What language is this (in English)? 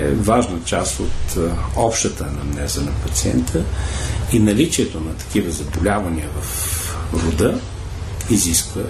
Bulgarian